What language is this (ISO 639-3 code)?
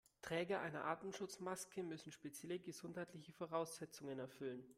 deu